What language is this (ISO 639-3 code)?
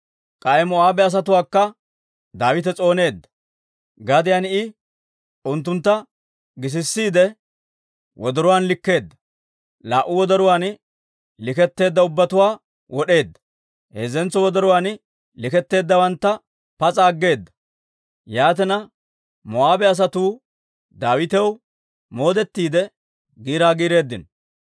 dwr